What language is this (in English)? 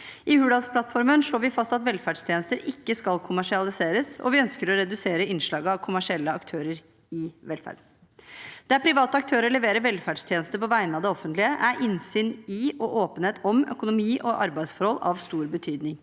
Norwegian